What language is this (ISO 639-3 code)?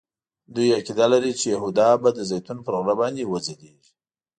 pus